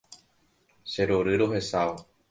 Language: Guarani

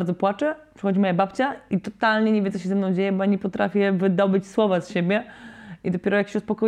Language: Polish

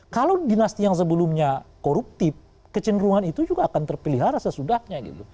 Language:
Indonesian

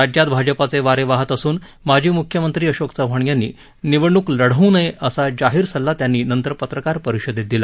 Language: Marathi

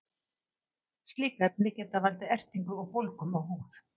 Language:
Icelandic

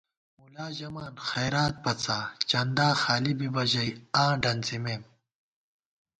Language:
Gawar-Bati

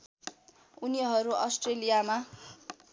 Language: Nepali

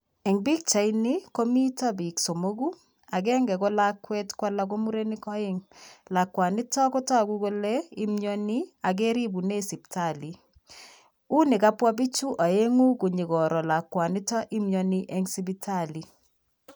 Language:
Kalenjin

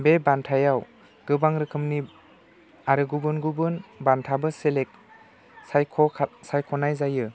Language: Bodo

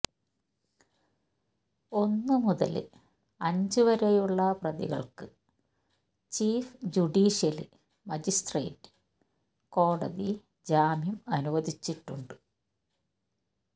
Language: Malayalam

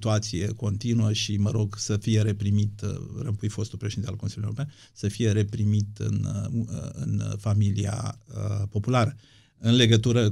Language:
Romanian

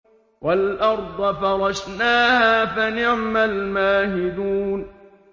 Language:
Arabic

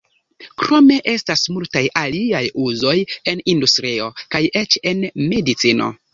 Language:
Esperanto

